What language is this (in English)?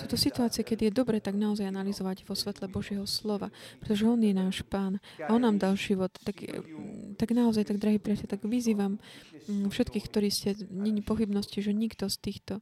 Slovak